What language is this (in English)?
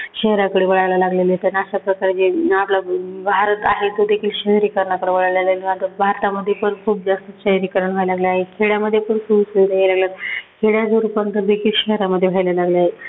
Marathi